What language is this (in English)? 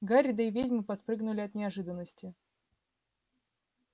Russian